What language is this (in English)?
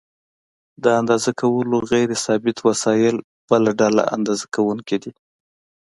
Pashto